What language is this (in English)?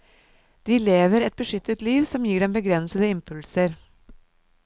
Norwegian